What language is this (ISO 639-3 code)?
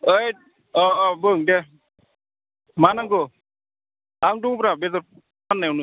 brx